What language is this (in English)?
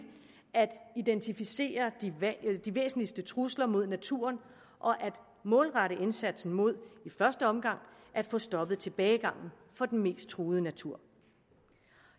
Danish